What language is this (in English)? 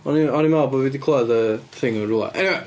Welsh